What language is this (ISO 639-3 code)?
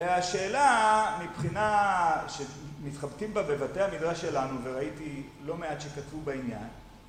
heb